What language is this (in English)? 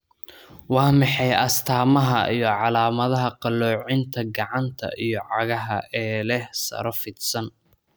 Somali